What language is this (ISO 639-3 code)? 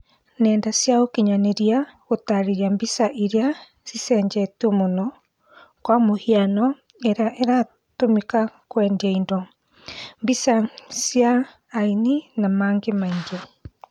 kik